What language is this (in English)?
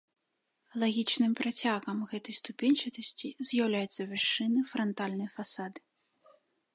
Belarusian